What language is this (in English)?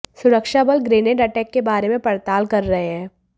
Hindi